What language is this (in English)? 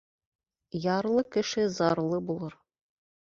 Bashkir